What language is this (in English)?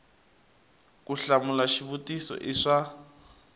Tsonga